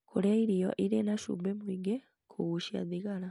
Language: Kikuyu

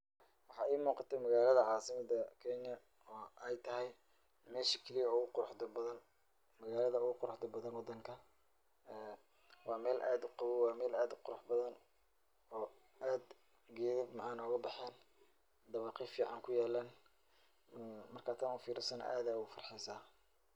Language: Somali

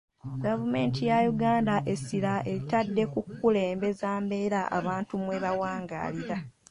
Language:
Ganda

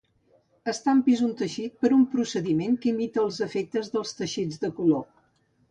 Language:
Catalan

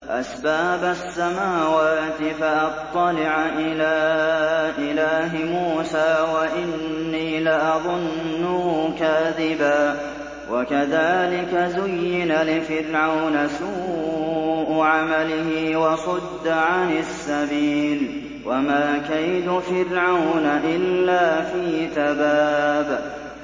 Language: Arabic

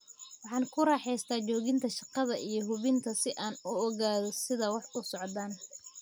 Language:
Somali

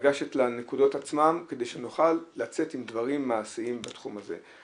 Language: Hebrew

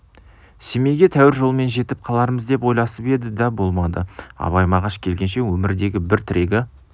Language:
Kazakh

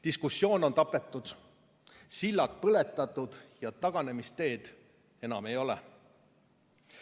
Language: Estonian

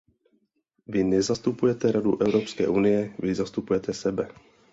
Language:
Czech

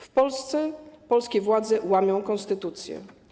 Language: Polish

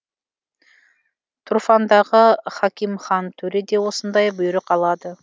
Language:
Kazakh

